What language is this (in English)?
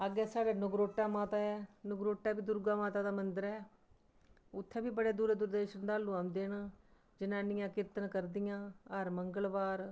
Dogri